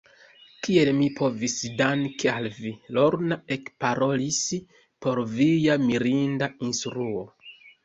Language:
Esperanto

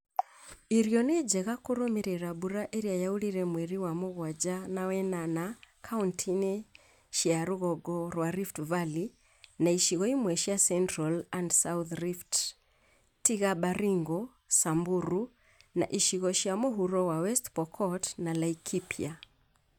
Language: Kikuyu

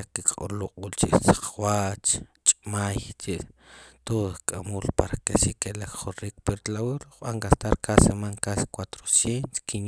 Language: Sipacapense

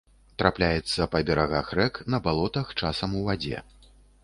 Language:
Belarusian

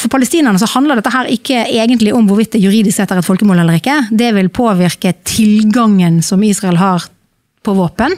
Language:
Norwegian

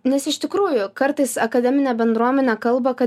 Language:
Lithuanian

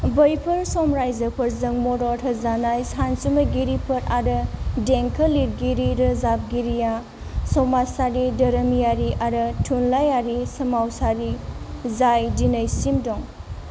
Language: Bodo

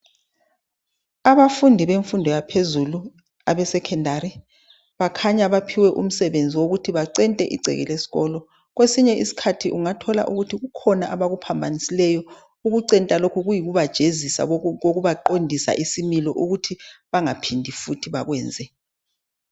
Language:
North Ndebele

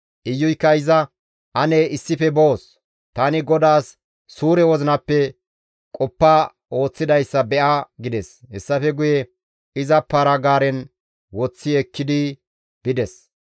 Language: Gamo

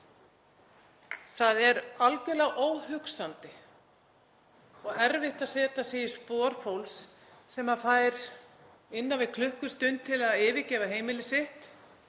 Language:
Icelandic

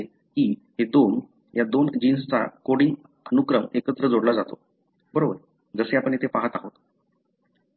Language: Marathi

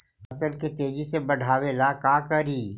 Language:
Magahi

